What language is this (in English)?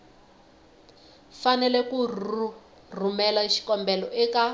Tsonga